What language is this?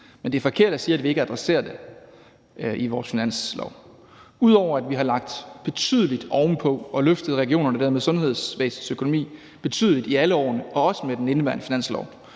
Danish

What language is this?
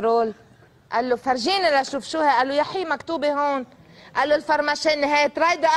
Arabic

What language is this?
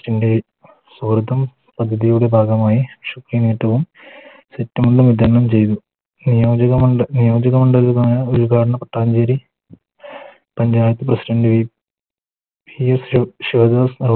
Malayalam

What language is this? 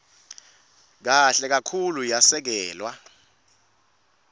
Swati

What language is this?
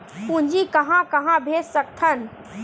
Chhattisgarhi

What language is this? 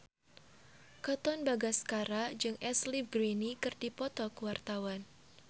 Sundanese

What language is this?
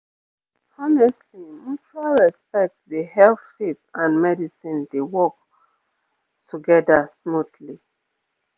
Nigerian Pidgin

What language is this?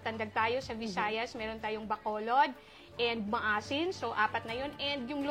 Filipino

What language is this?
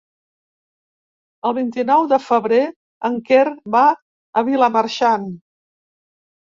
Catalan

